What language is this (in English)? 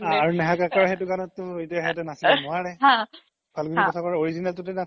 Assamese